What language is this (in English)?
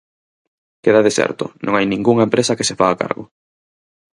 Galician